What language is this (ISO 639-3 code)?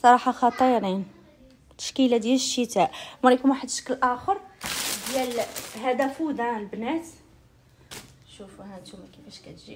ara